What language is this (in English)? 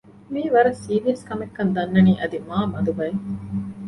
Divehi